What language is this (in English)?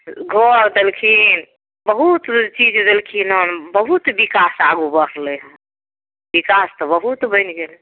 Maithili